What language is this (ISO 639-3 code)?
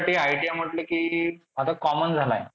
mar